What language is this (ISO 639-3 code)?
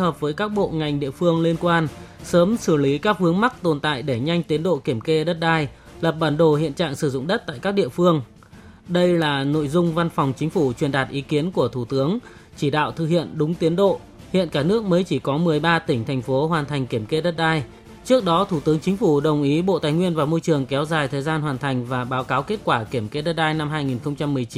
vie